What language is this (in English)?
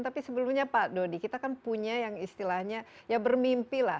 Indonesian